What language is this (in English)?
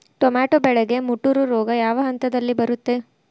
Kannada